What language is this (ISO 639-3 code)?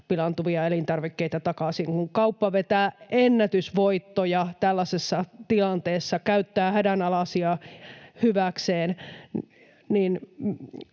fin